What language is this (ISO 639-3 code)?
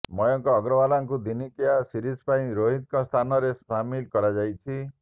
ori